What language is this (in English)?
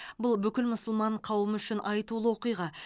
Kazakh